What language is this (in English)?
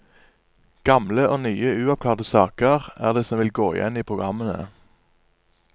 Norwegian